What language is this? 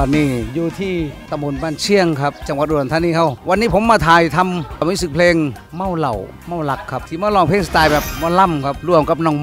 Thai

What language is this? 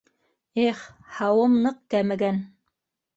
Bashkir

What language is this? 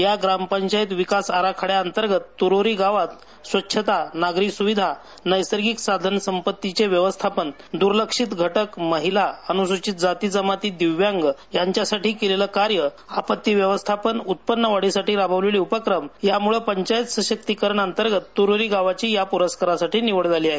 Marathi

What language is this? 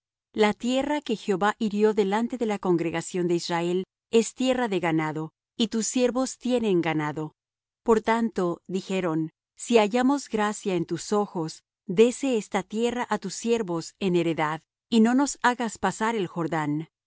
Spanish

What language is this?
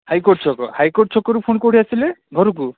Odia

